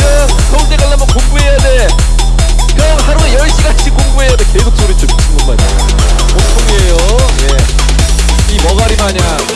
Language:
Korean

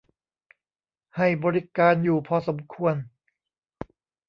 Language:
Thai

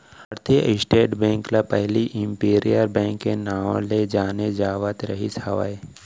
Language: Chhattisgarhi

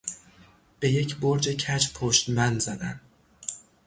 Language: Persian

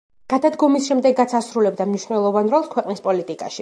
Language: Georgian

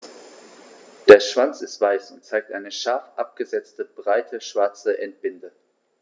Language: German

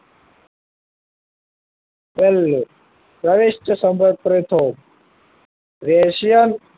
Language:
Gujarati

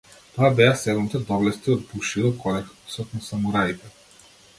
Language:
Macedonian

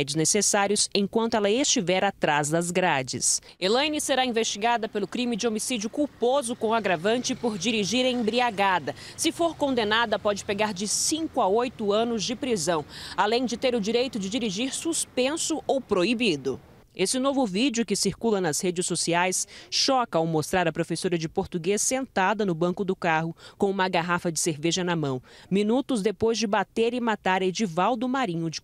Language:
Portuguese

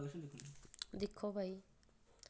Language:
Dogri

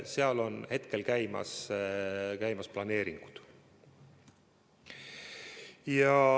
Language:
Estonian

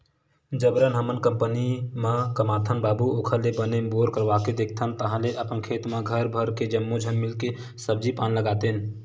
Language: Chhattisgarhi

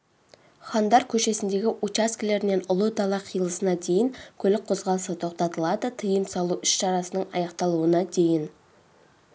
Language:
Kazakh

